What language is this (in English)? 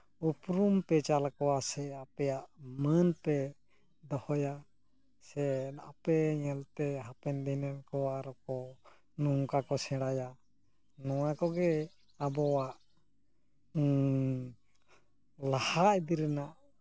Santali